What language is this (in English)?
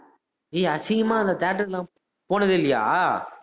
Tamil